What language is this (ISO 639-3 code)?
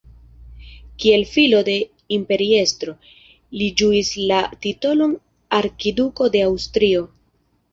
epo